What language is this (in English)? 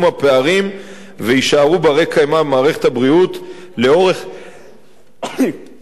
Hebrew